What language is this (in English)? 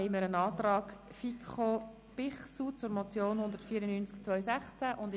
Swiss German